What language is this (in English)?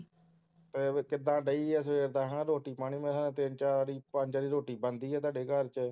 Punjabi